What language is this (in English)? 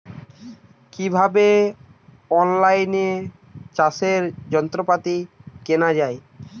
Bangla